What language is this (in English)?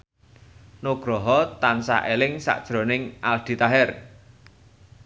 Javanese